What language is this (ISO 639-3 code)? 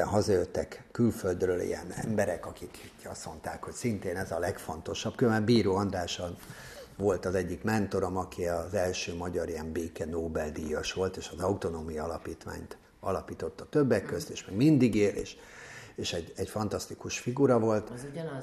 hun